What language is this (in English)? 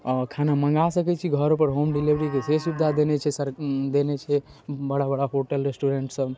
Maithili